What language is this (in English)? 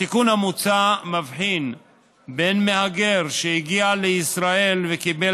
Hebrew